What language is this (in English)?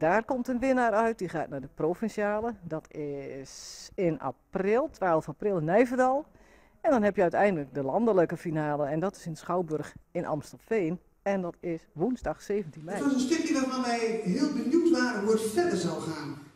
Dutch